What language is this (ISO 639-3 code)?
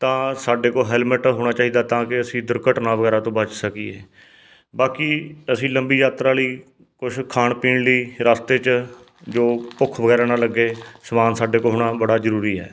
pan